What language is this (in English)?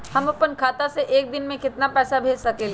Magahi